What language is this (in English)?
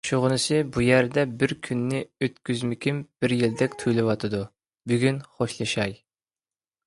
Uyghur